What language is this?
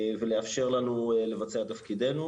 Hebrew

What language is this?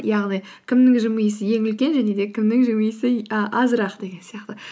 Kazakh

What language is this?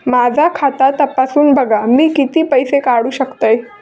Marathi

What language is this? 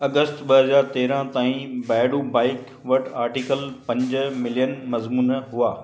Sindhi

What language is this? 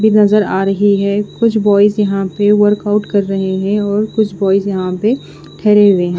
Hindi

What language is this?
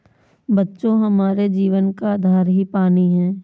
Hindi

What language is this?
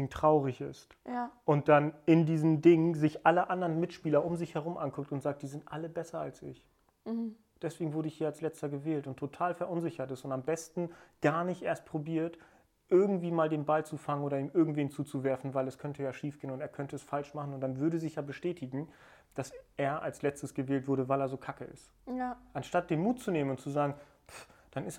German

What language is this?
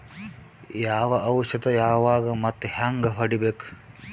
Kannada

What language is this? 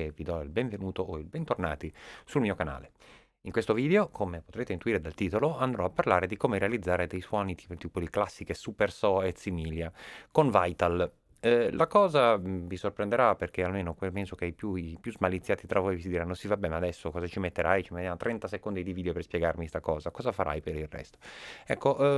Italian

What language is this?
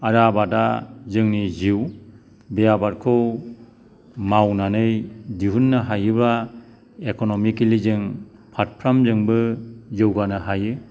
Bodo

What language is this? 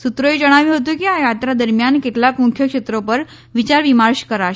Gujarati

